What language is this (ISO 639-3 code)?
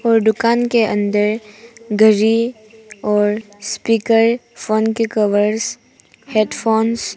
hin